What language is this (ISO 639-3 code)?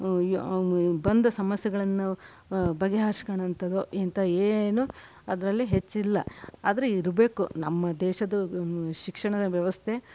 kan